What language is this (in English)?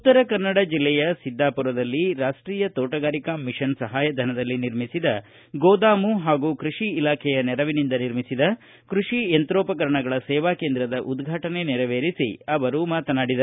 Kannada